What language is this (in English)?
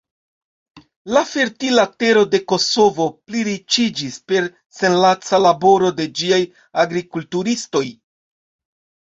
Esperanto